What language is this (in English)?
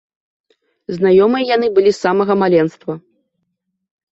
Belarusian